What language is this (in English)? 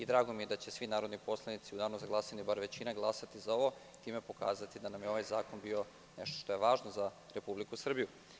Serbian